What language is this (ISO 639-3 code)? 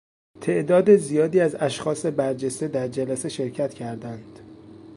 fas